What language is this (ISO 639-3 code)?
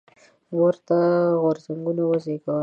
pus